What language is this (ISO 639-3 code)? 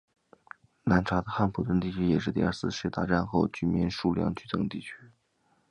zho